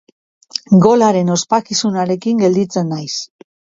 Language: Basque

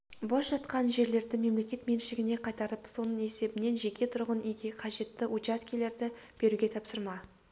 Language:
Kazakh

